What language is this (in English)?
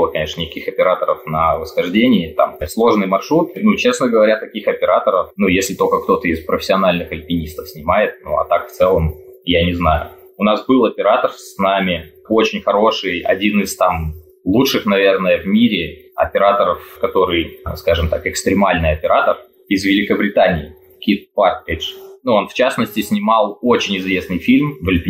Russian